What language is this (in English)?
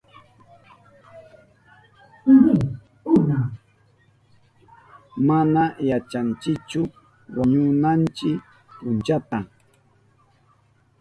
Southern Pastaza Quechua